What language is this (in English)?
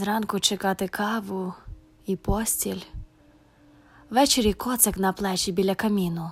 Ukrainian